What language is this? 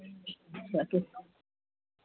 Hindi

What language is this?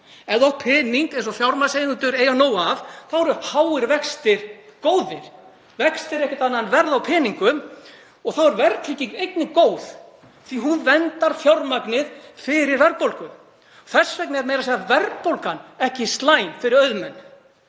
Icelandic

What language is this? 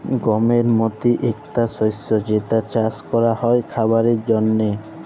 Bangla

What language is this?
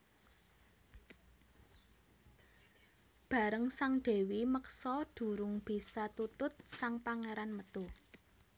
Javanese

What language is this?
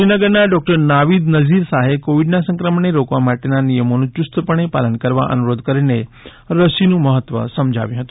Gujarati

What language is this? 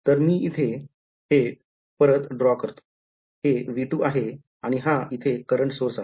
Marathi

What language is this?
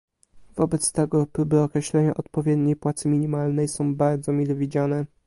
Polish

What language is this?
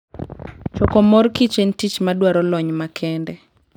Luo (Kenya and Tanzania)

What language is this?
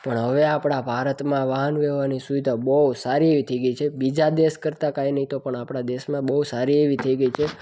Gujarati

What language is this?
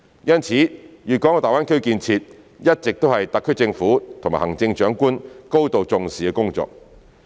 Cantonese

